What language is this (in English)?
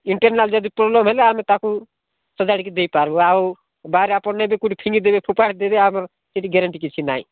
Odia